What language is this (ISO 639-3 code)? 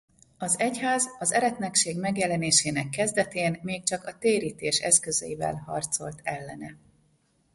hun